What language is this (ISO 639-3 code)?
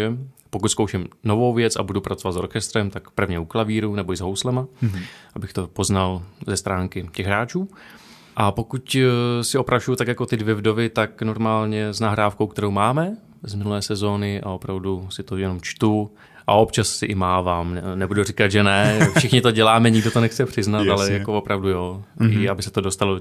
ces